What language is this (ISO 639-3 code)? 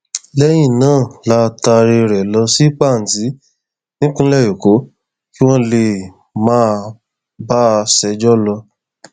yor